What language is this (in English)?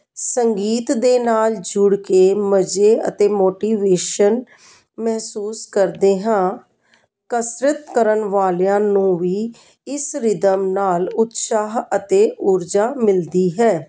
Punjabi